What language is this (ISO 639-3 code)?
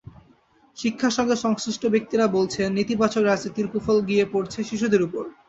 ben